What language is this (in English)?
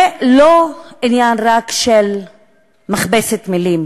Hebrew